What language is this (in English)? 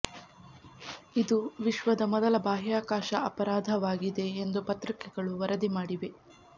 Kannada